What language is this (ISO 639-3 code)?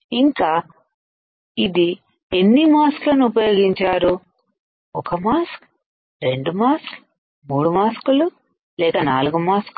tel